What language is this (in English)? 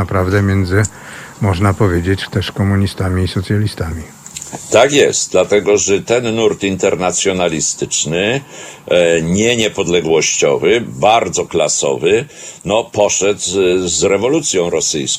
Polish